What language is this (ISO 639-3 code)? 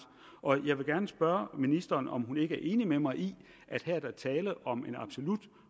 dan